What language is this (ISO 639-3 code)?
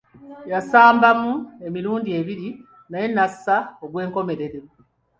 lug